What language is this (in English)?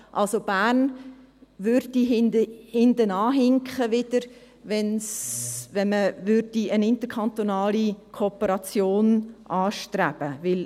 Swiss German